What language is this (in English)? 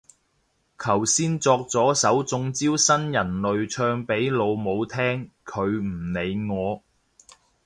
Cantonese